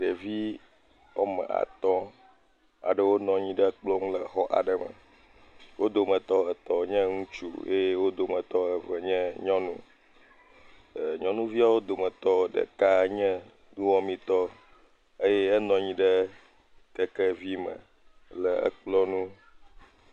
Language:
Ewe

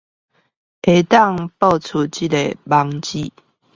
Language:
Chinese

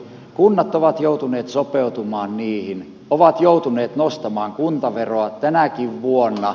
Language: Finnish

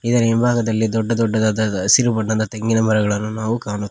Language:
Kannada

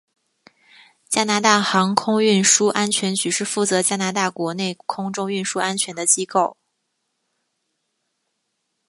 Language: Chinese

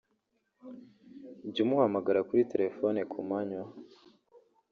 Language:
Kinyarwanda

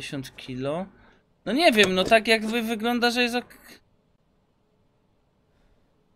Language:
Polish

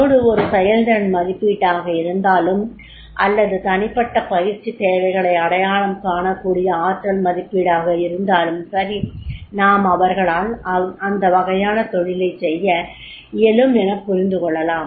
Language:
Tamil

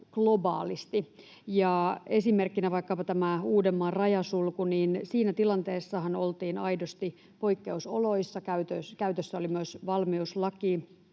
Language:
Finnish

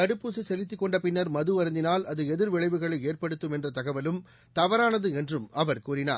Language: Tamil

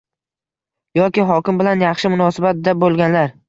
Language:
Uzbek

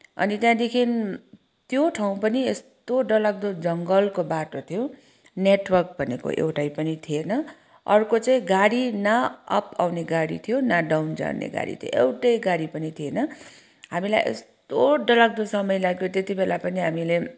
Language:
Nepali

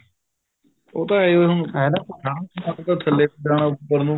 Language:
Punjabi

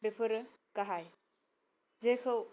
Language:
Bodo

